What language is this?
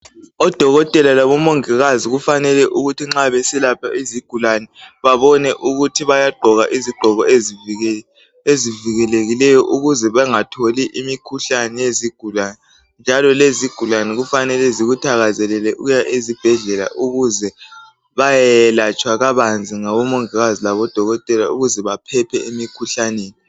North Ndebele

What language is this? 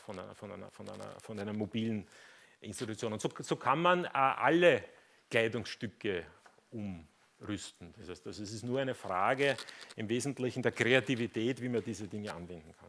German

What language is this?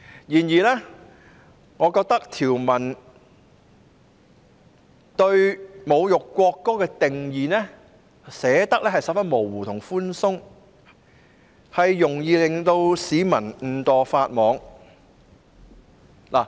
Cantonese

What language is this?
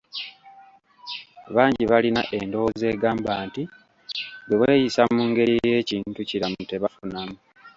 Ganda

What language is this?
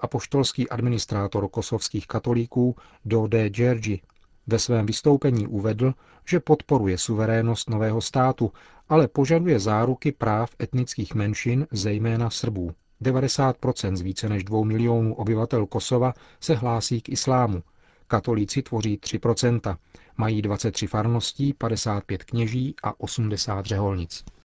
Czech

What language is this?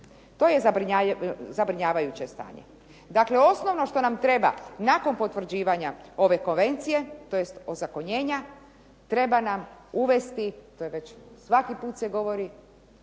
Croatian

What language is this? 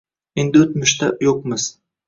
Uzbek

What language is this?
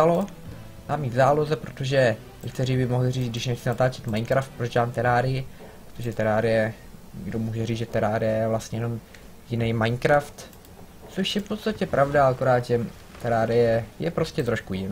Czech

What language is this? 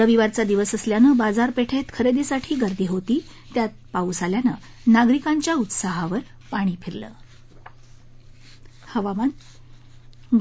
Marathi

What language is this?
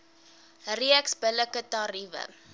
Afrikaans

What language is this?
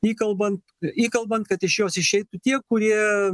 Lithuanian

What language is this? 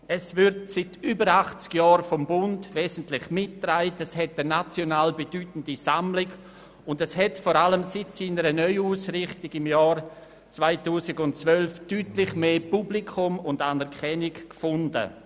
Swiss German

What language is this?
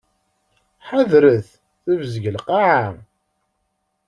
Kabyle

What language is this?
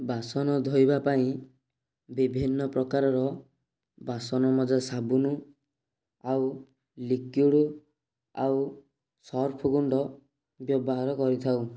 Odia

